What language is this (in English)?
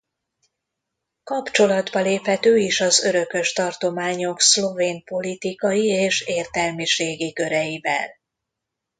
Hungarian